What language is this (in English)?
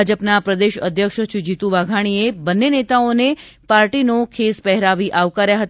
Gujarati